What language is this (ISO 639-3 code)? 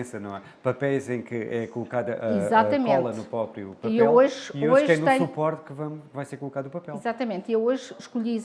por